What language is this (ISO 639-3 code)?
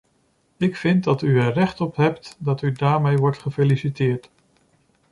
nld